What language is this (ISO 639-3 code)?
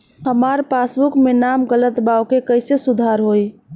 bho